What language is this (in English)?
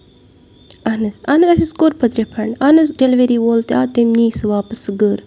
Kashmiri